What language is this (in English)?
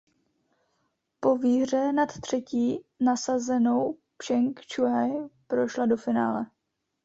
Czech